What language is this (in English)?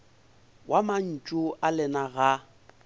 Northern Sotho